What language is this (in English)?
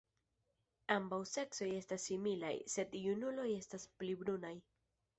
Esperanto